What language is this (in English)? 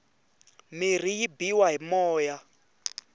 Tsonga